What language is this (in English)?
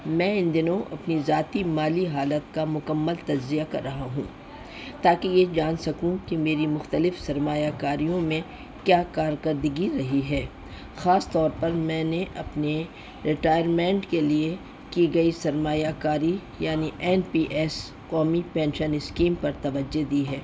Urdu